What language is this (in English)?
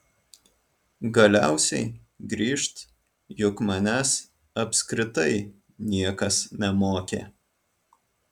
Lithuanian